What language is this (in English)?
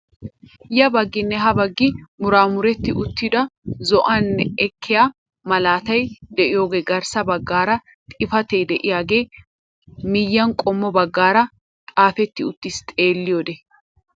Wolaytta